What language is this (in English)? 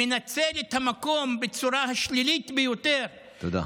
Hebrew